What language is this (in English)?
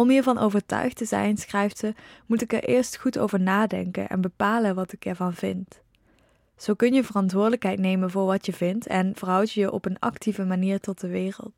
Dutch